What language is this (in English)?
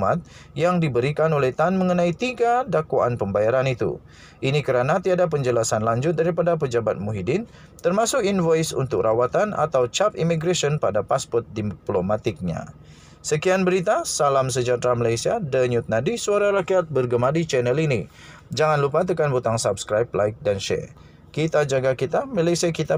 Malay